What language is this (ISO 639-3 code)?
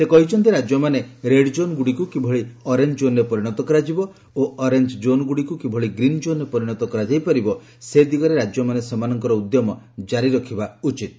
ori